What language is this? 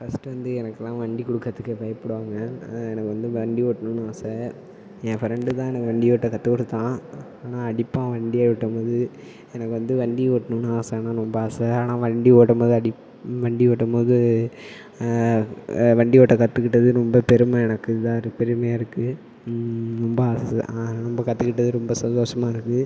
Tamil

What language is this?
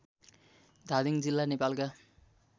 Nepali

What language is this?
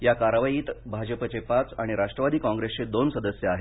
Marathi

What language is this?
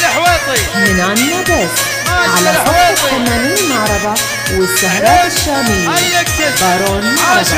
Arabic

